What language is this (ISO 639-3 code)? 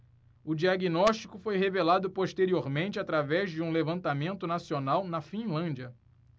por